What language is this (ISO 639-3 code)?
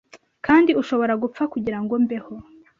kin